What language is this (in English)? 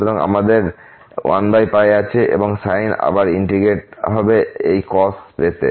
Bangla